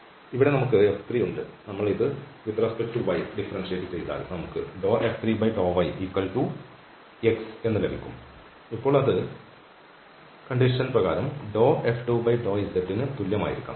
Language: Malayalam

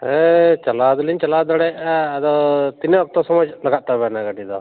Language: Santali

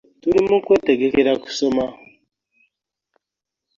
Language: Ganda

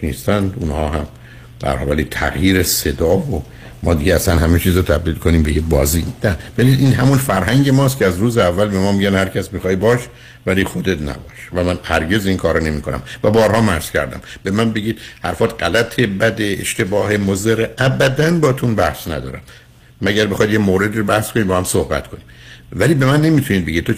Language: Persian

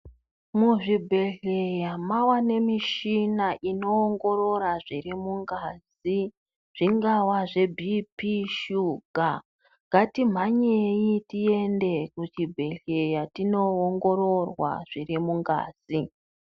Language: Ndau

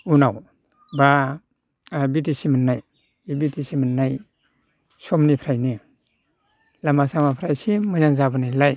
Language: Bodo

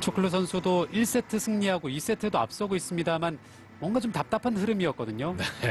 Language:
Korean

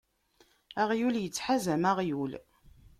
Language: Kabyle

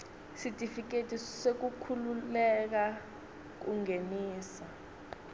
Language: Swati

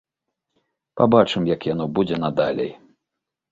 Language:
Belarusian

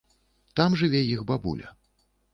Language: Belarusian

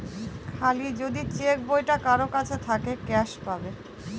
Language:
Bangla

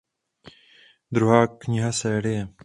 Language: Czech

